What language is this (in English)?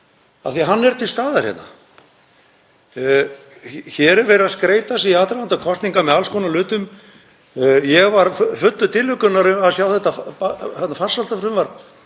Icelandic